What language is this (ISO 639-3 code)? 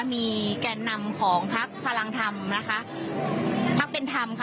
tha